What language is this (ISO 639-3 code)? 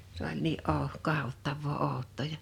fin